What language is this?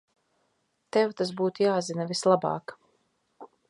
Latvian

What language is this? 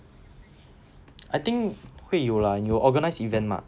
English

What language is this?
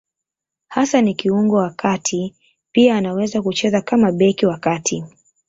Swahili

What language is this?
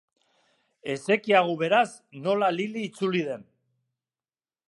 Basque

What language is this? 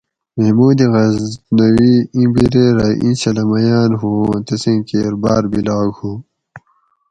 Gawri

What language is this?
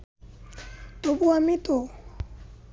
Bangla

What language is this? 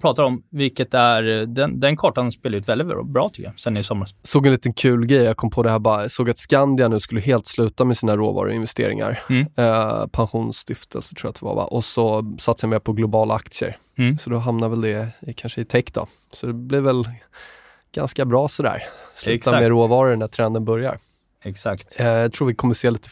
Swedish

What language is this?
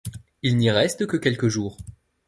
French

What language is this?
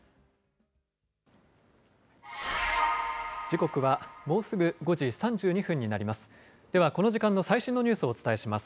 Japanese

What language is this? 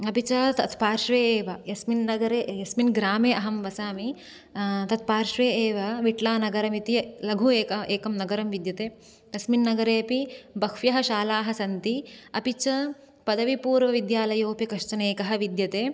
Sanskrit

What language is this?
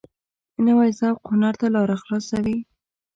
Pashto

